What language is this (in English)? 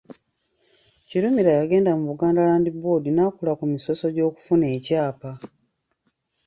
Ganda